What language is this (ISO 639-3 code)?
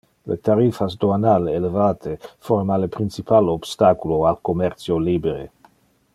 ina